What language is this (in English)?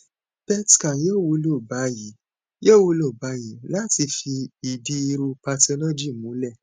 Yoruba